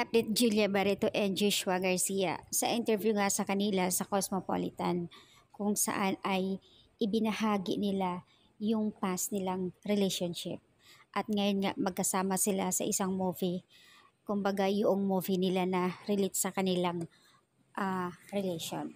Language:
Filipino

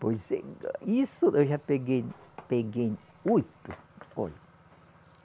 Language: Portuguese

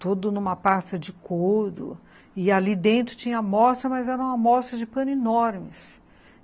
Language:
Portuguese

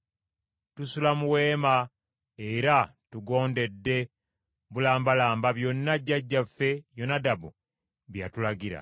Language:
Ganda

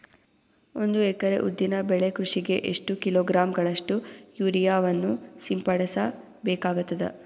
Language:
Kannada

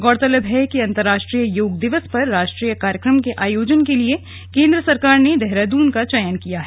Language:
Hindi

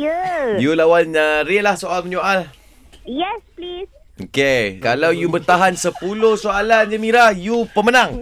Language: Malay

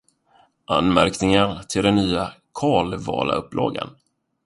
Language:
Swedish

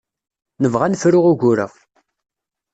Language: Kabyle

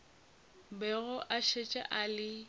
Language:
Northern Sotho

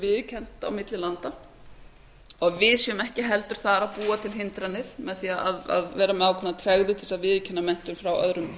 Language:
Icelandic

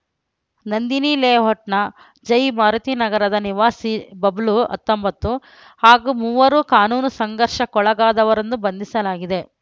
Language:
Kannada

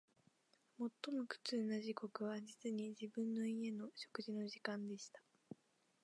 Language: Japanese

